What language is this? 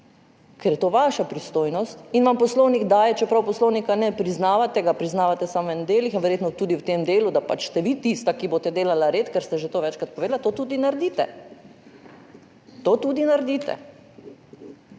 Slovenian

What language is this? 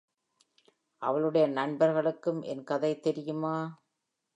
Tamil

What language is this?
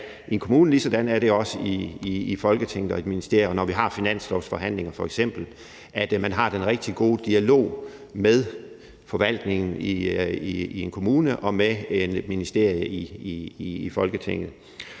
Danish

